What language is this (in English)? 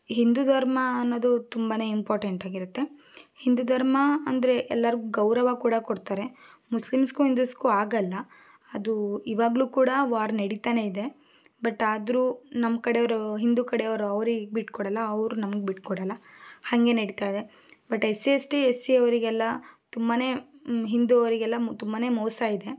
Kannada